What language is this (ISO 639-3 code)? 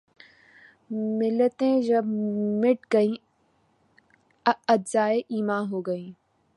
urd